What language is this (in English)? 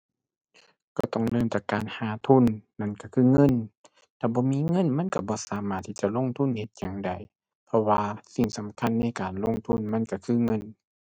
Thai